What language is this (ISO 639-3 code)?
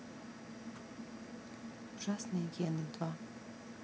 rus